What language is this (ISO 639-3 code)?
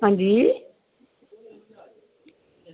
doi